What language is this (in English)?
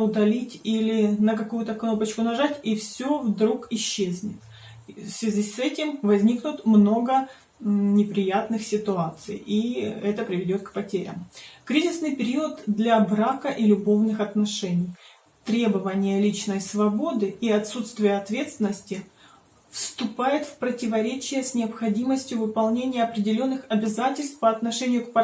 Russian